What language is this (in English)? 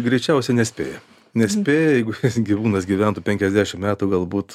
Lithuanian